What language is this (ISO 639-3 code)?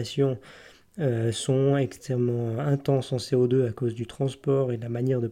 fra